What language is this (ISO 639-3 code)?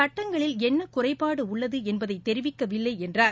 tam